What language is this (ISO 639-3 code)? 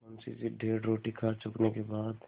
hin